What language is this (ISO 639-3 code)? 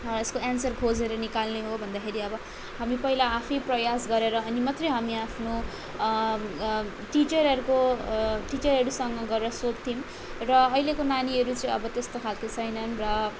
nep